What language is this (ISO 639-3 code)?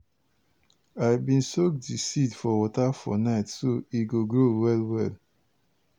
pcm